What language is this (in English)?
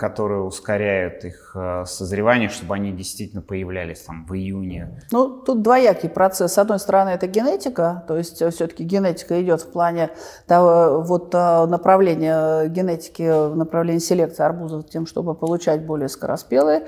Russian